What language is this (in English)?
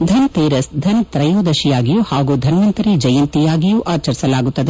Kannada